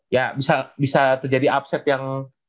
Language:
Indonesian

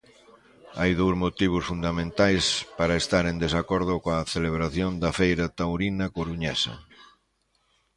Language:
Galician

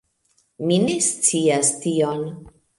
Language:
Esperanto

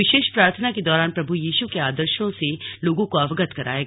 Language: Hindi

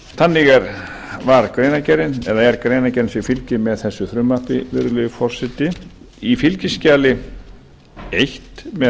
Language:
Icelandic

